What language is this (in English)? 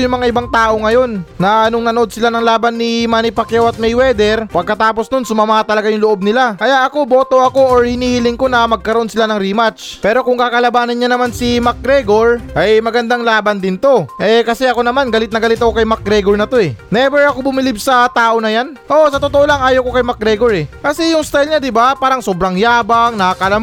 Filipino